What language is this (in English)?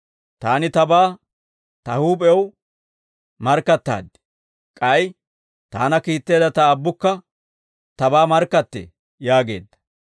Dawro